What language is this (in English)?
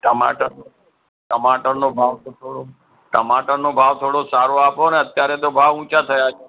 Gujarati